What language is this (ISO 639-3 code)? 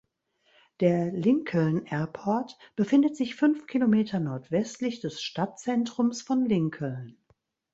deu